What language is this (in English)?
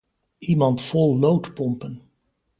Dutch